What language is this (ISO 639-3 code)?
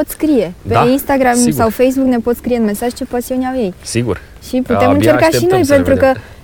ron